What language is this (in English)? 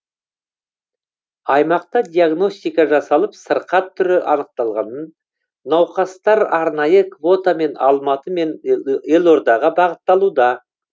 Kazakh